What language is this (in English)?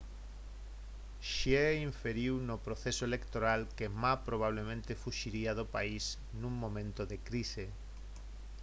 Galician